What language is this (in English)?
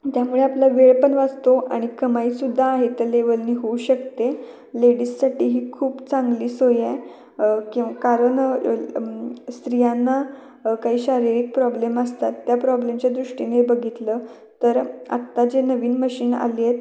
Marathi